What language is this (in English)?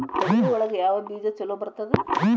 Kannada